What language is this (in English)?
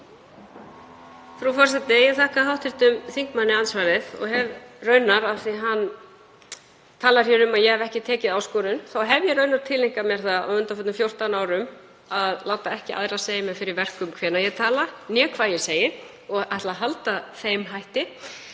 Icelandic